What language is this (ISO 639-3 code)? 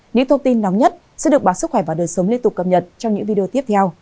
vie